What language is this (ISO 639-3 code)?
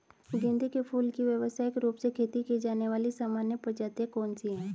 hin